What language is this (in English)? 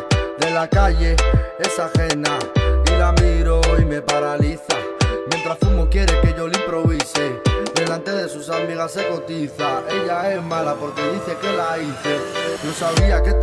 Romanian